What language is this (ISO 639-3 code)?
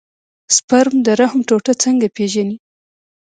pus